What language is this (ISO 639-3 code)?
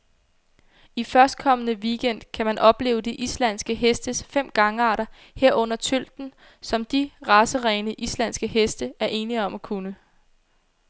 dan